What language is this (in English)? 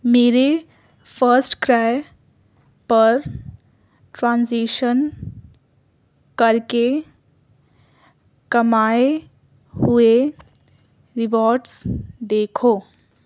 Urdu